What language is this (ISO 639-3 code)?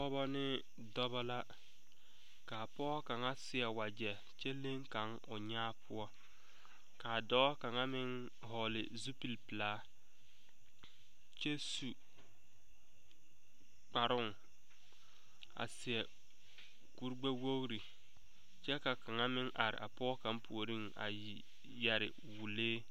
dga